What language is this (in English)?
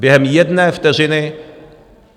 Czech